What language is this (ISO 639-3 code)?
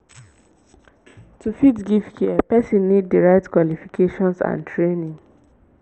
pcm